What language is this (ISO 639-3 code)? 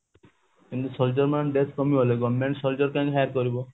ori